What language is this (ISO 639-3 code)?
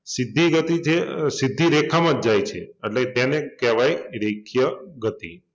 guj